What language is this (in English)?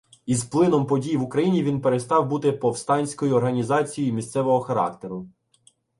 Ukrainian